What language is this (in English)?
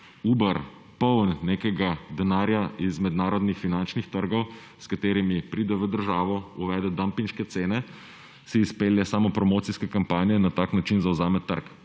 Slovenian